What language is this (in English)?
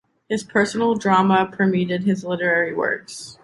English